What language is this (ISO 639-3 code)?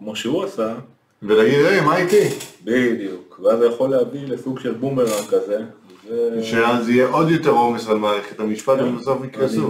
heb